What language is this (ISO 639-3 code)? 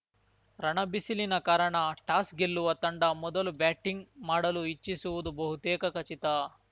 kan